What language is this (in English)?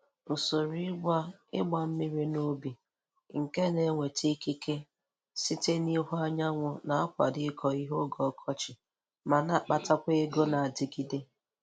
Igbo